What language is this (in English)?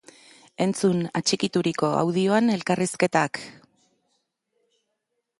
Basque